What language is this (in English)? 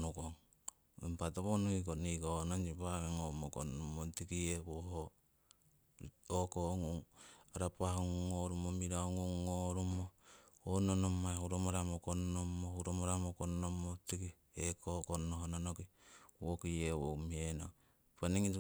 Siwai